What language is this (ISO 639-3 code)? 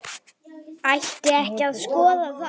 isl